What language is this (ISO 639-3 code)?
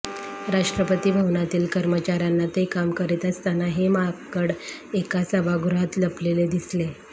mar